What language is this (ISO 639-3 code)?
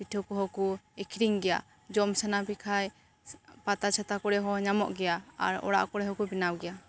sat